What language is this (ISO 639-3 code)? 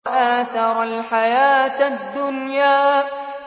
ara